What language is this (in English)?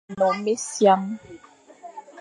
Fang